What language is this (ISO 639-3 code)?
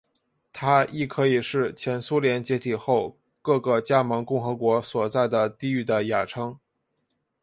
zho